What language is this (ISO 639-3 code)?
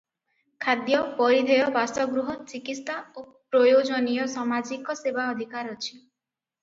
ori